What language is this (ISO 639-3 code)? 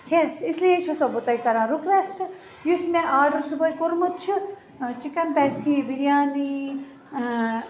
kas